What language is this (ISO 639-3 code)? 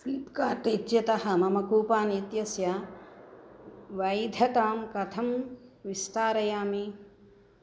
san